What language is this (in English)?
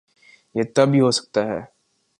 Urdu